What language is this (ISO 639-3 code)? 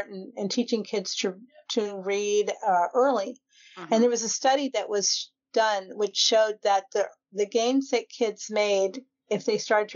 eng